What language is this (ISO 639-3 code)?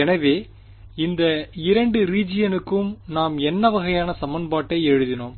tam